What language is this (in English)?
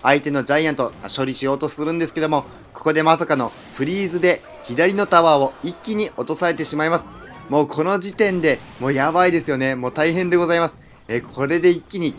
Japanese